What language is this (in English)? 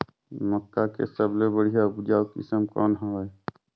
Chhattisgarhi